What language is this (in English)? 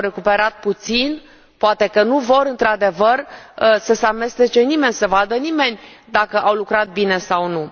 Romanian